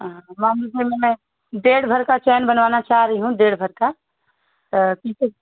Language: Hindi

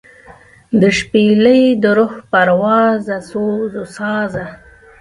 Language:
Pashto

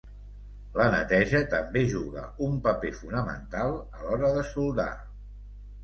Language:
Catalan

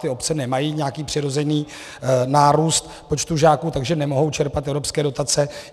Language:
Czech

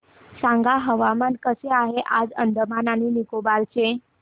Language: Marathi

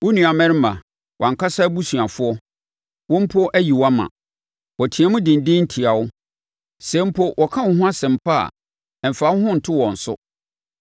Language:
Akan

